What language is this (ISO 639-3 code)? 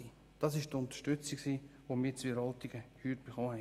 gsw